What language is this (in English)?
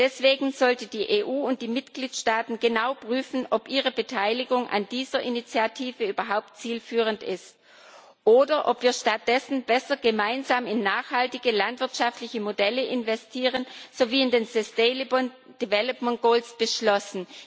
German